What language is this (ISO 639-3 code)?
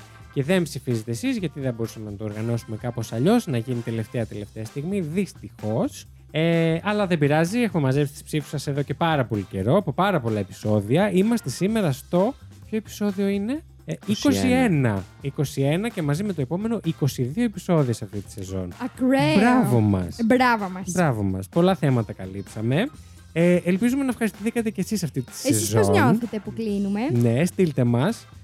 ell